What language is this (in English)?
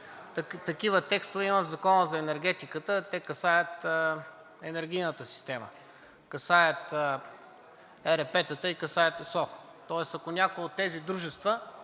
Bulgarian